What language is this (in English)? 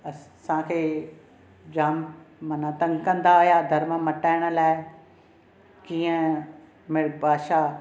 Sindhi